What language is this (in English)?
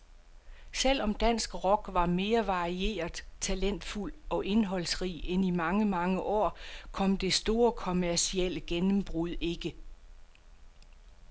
Danish